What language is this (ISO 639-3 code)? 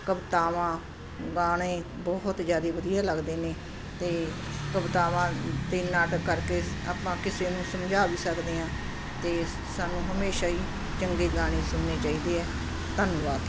pan